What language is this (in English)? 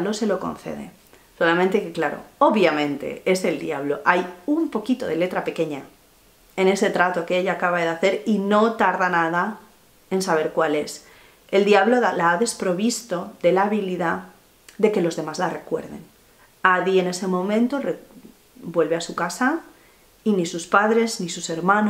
Spanish